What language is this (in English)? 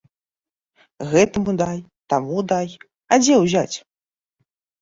Belarusian